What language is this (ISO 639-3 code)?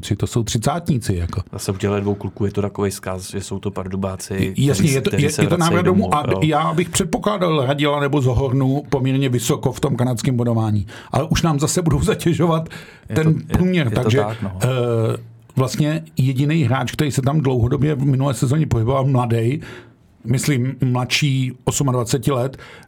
ces